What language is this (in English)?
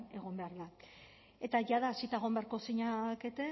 Basque